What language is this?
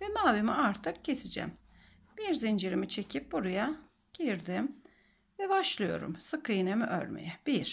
Turkish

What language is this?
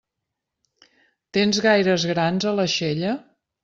Catalan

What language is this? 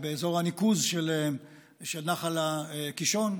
Hebrew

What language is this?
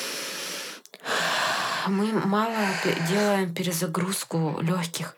Russian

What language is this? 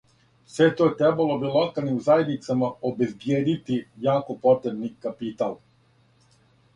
Serbian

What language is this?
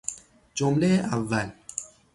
Persian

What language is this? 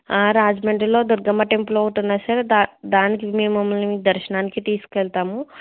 Telugu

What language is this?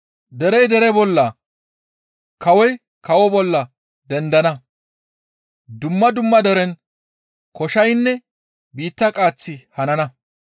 Gamo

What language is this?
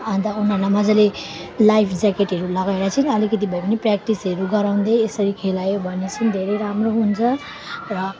Nepali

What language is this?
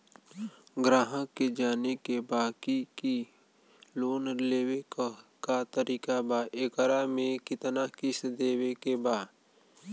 Bhojpuri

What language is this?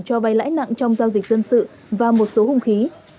Vietnamese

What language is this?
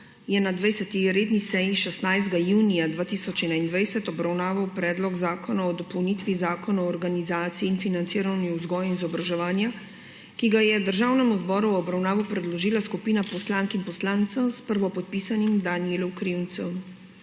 Slovenian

